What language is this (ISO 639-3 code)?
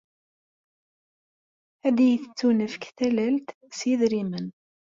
kab